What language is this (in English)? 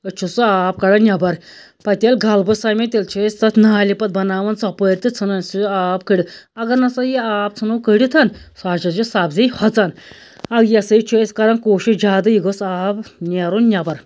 Kashmiri